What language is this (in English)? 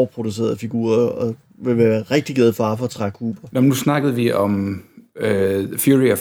Danish